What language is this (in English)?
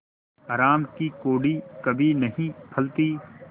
Hindi